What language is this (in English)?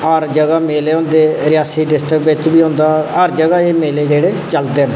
Dogri